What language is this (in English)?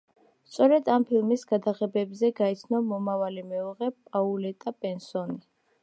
Georgian